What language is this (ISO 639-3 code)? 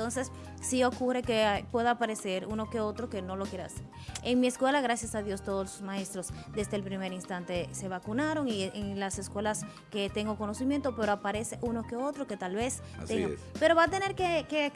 spa